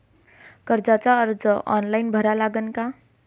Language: Marathi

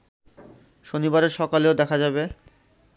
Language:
Bangla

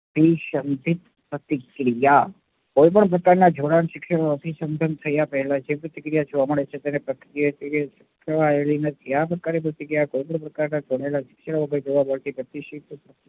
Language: Gujarati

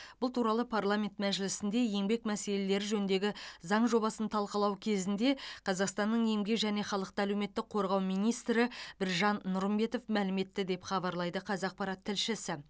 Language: Kazakh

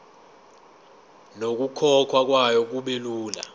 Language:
Zulu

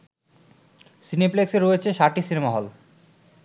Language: Bangla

